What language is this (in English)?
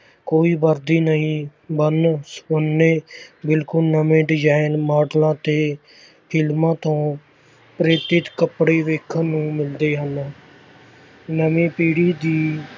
Punjabi